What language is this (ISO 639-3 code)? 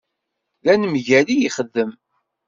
kab